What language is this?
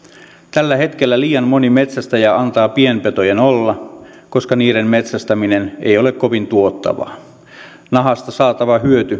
Finnish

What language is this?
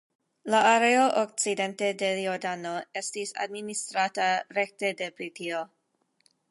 Esperanto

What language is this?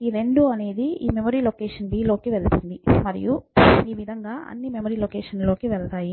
Telugu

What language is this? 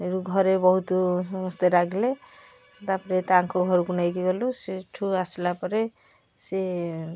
Odia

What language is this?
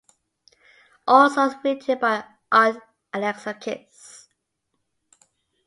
English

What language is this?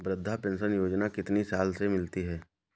Hindi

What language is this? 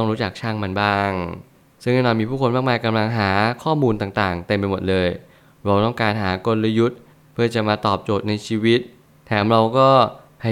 Thai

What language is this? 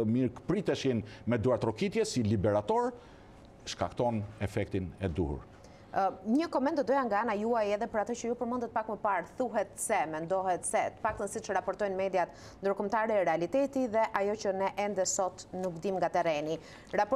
Romanian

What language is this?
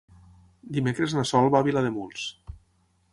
Catalan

